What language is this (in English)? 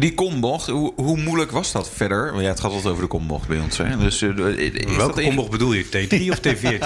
Dutch